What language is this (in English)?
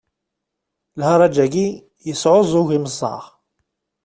Kabyle